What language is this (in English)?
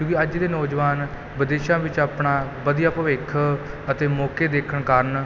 Punjabi